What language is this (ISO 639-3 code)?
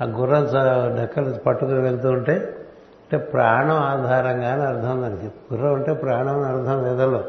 tel